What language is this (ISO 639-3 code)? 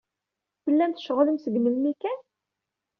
kab